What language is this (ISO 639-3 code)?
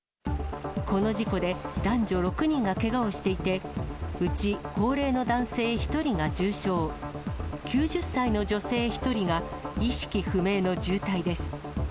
jpn